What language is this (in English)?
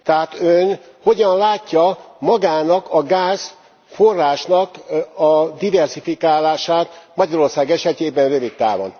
Hungarian